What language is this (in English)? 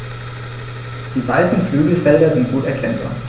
German